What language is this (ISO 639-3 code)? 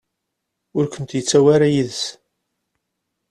kab